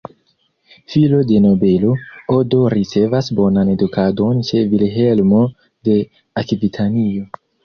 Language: Esperanto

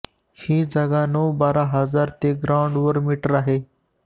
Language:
Marathi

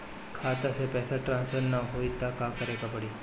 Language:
Bhojpuri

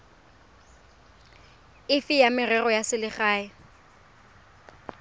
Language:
Tswana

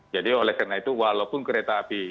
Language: Indonesian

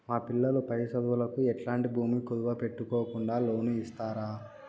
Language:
Telugu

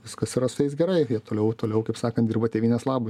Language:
Lithuanian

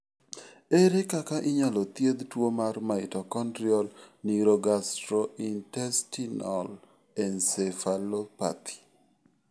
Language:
Luo (Kenya and Tanzania)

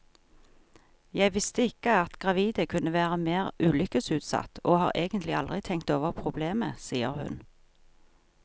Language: Norwegian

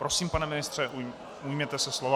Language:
Czech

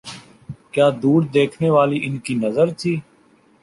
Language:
Urdu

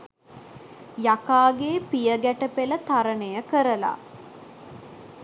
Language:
Sinhala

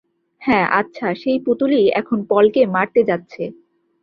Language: Bangla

